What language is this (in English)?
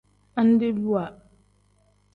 Tem